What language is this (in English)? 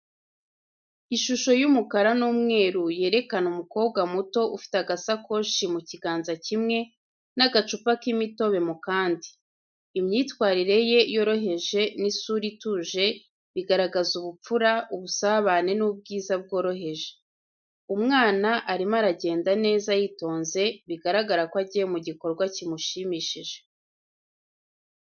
Kinyarwanda